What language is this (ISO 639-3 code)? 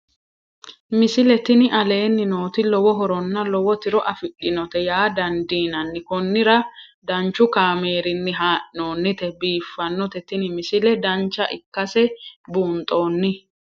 sid